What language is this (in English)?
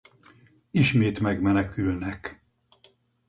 Hungarian